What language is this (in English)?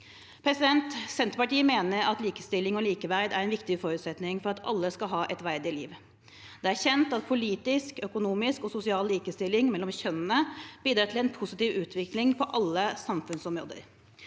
Norwegian